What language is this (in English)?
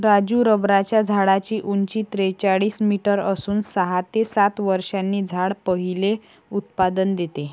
Marathi